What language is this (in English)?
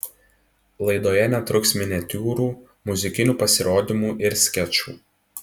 Lithuanian